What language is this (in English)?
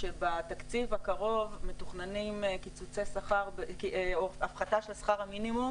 Hebrew